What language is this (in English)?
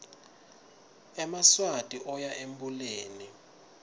Swati